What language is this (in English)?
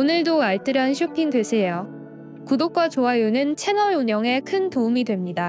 Korean